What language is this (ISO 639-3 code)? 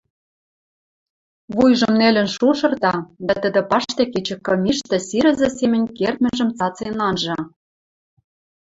mrj